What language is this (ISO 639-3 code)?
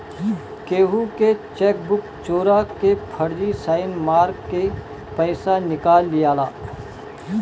bho